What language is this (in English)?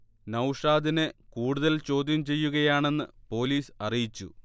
Malayalam